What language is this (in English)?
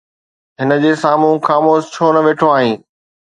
Sindhi